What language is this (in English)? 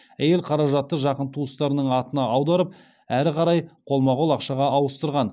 Kazakh